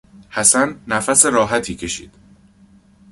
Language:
Persian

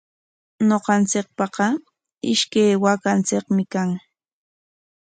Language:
Corongo Ancash Quechua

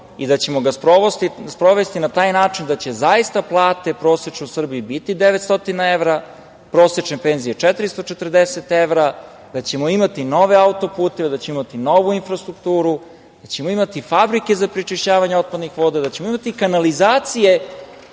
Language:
Serbian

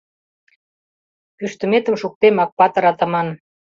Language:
Mari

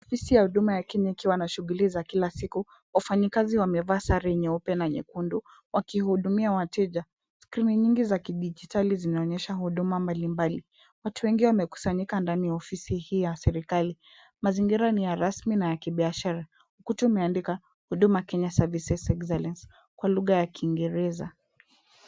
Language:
Swahili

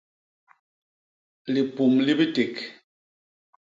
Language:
Basaa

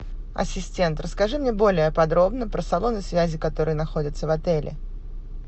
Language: Russian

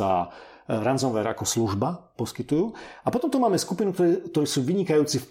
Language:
Slovak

